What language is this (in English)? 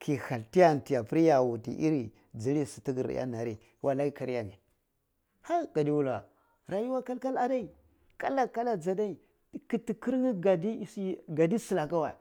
Cibak